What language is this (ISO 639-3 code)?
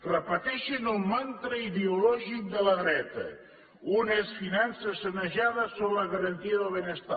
cat